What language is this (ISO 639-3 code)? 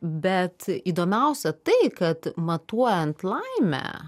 lit